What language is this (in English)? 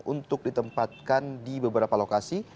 Indonesian